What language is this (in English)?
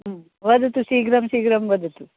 Sanskrit